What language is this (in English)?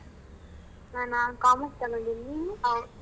Kannada